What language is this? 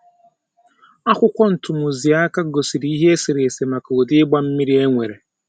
Igbo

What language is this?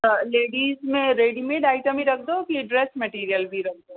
Sindhi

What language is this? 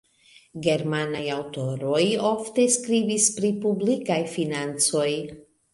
Esperanto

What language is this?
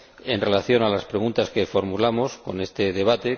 Spanish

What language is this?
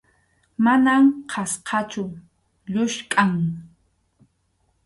Arequipa-La Unión Quechua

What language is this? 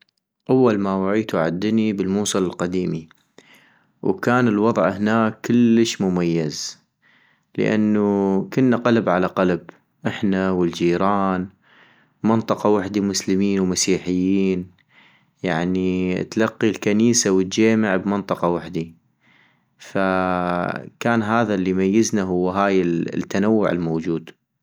North Mesopotamian Arabic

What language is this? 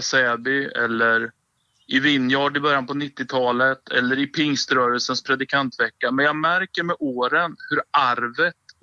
Swedish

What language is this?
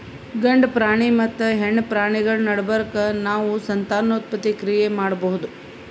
Kannada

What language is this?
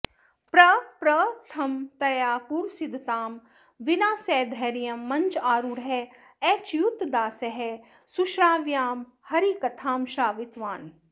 Sanskrit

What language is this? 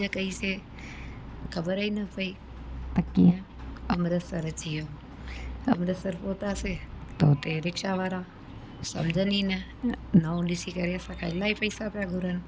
Sindhi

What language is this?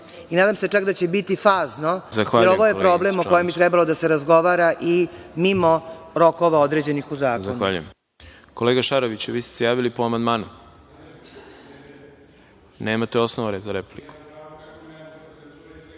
Serbian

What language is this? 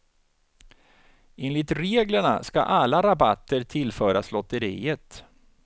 Swedish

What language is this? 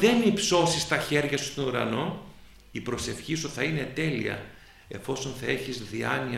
Greek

